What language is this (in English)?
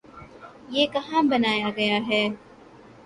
Urdu